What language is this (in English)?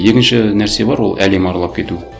Kazakh